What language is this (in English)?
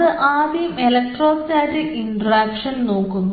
Malayalam